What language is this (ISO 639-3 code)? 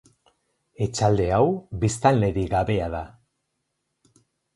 eus